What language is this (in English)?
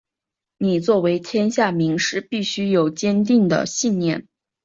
Chinese